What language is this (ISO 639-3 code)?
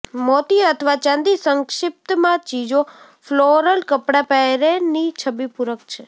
guj